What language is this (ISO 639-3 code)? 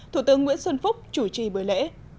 vie